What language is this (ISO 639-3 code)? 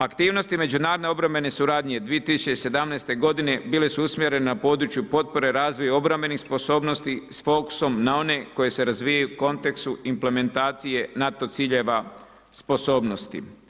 hrv